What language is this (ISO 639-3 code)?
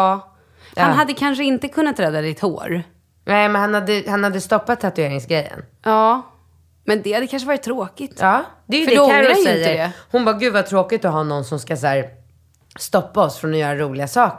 swe